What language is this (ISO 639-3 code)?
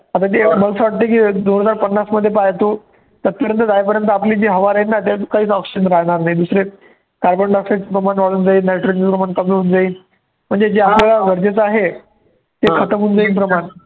mar